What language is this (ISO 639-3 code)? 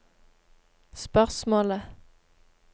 nor